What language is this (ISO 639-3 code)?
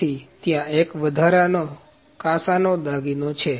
guj